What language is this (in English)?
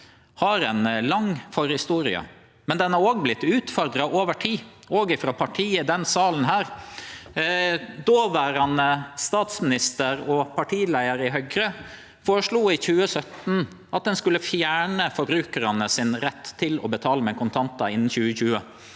Norwegian